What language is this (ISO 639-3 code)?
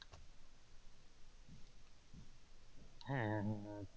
ben